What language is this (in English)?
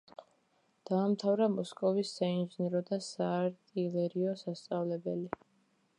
Georgian